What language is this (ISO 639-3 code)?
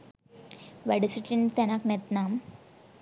sin